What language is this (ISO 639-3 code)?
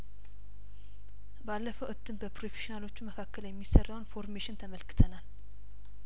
amh